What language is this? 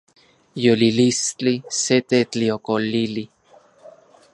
Central Puebla Nahuatl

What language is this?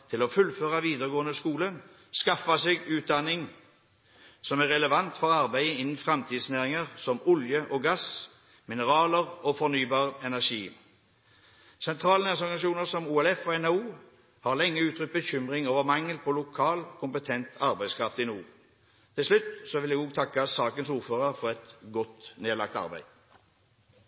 Norwegian Bokmål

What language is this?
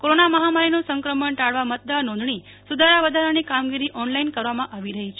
Gujarati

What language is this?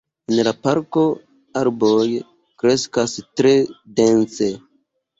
Esperanto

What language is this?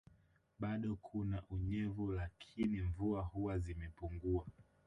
Swahili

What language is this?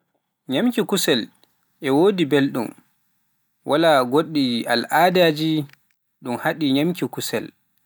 Pular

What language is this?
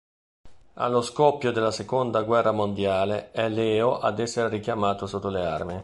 Italian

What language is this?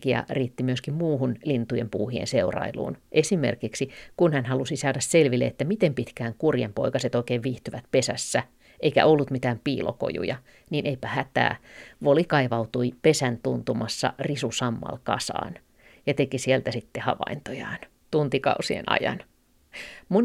Finnish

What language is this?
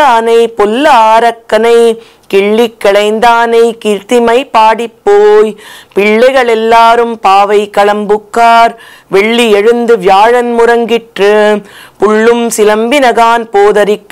English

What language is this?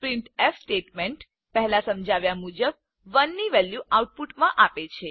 Gujarati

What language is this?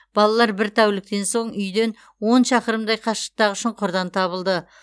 Kazakh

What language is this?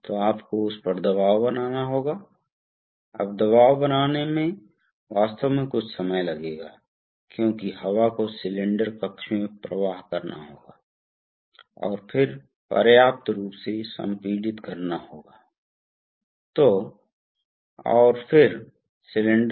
Hindi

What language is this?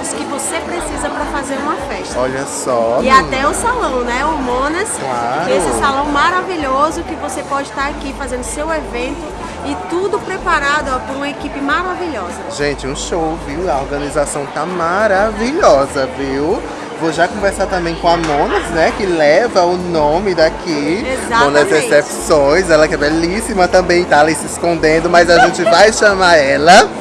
Portuguese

